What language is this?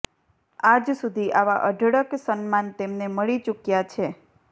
Gujarati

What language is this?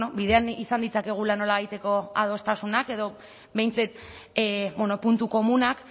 Basque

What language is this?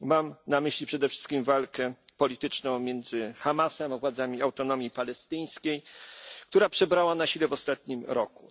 Polish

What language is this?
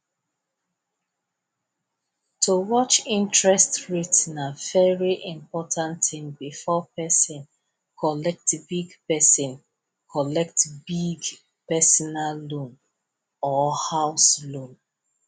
Nigerian Pidgin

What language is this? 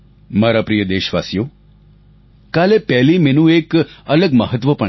Gujarati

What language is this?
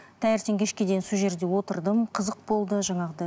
Kazakh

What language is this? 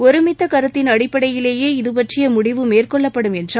Tamil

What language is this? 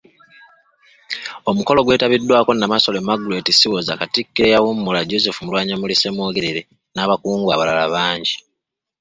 Ganda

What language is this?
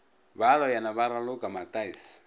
Northern Sotho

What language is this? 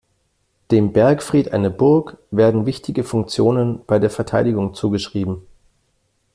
German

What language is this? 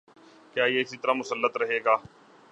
Urdu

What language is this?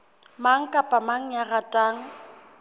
Southern Sotho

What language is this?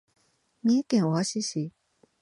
Japanese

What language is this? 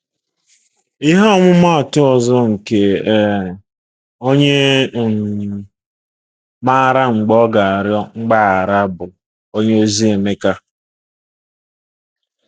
Igbo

